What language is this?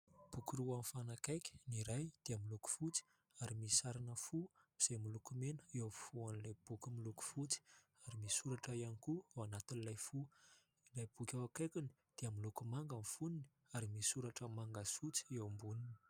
Malagasy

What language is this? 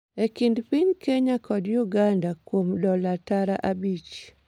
Luo (Kenya and Tanzania)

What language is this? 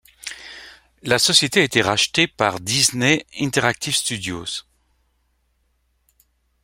French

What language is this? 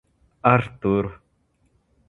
Russian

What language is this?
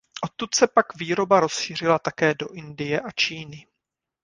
Czech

